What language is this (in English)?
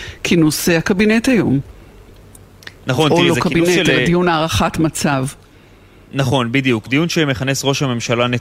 Hebrew